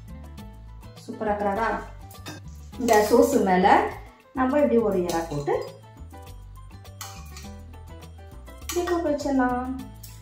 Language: Romanian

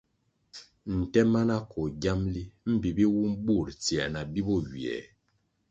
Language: Kwasio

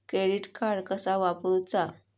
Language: Marathi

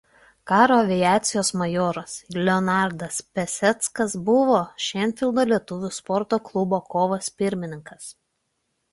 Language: Lithuanian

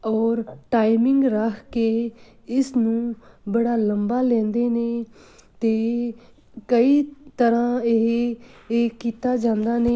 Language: Punjabi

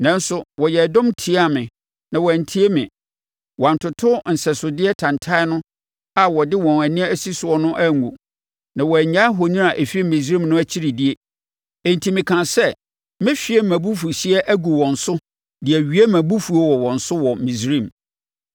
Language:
Akan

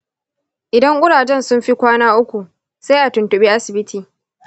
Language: Hausa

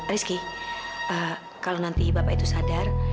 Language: Indonesian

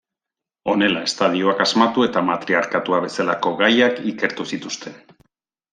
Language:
Basque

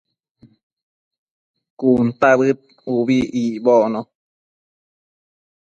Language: Matsés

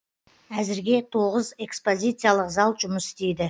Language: Kazakh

